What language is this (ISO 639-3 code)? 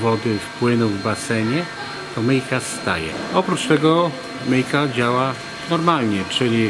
pol